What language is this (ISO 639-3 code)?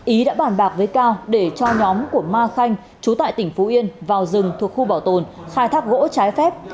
vie